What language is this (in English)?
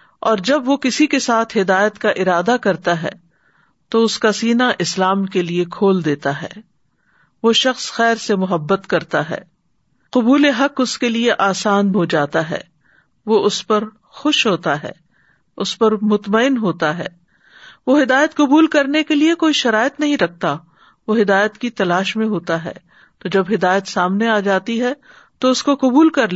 Urdu